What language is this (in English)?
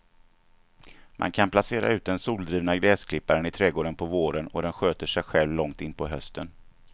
Swedish